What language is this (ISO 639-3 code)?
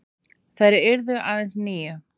isl